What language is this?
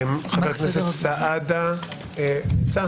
Hebrew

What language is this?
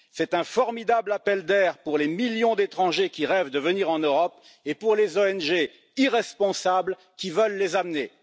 French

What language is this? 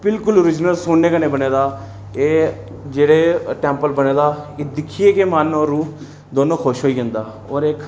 Dogri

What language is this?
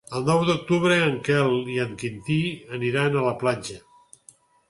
Catalan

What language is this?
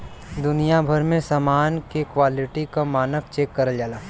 Bhojpuri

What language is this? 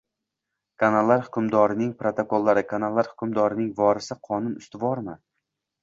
Uzbek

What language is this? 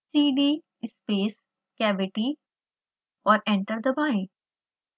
Hindi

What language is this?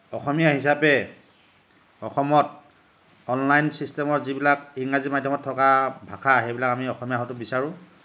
Assamese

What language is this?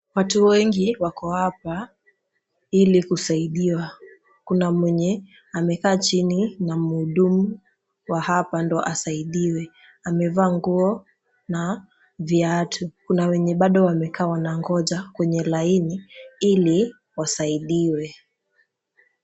Swahili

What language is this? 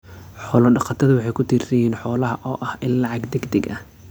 Somali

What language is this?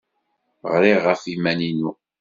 Kabyle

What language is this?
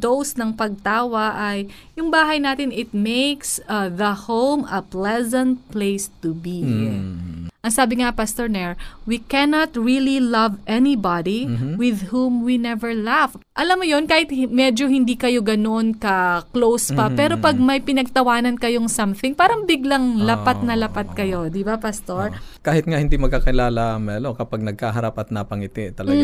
Filipino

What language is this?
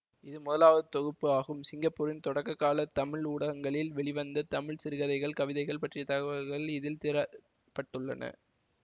Tamil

